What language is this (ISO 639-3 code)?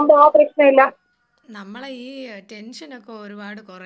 mal